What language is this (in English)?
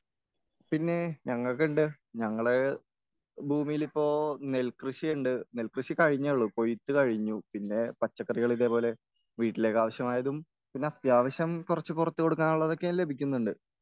Malayalam